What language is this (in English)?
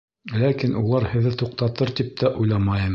Bashkir